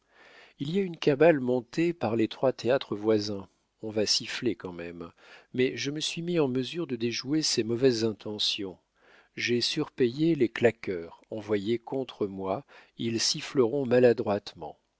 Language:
French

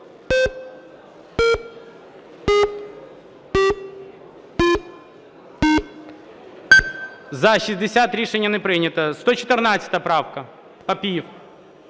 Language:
Ukrainian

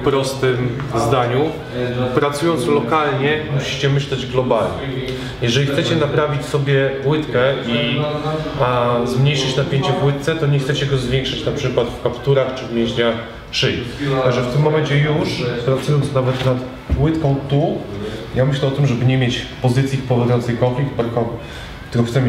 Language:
Polish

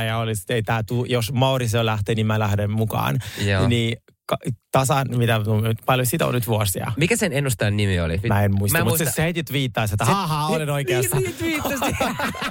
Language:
Finnish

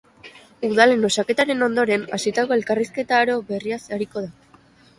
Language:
Basque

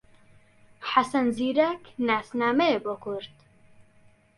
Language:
Central Kurdish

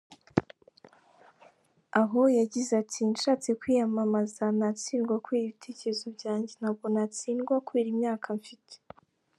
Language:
Kinyarwanda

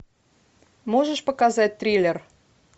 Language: Russian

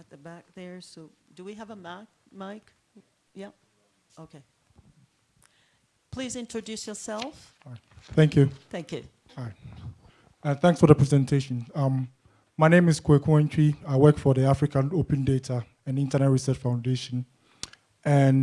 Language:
English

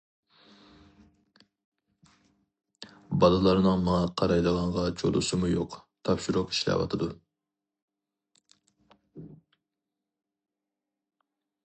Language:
Uyghur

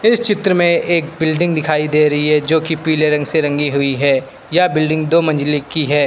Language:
Hindi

